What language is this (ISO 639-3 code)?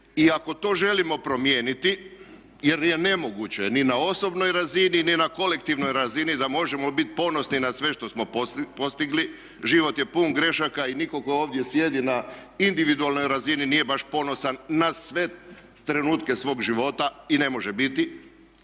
hrv